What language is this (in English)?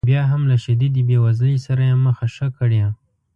Pashto